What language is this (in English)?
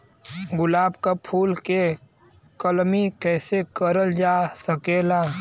Bhojpuri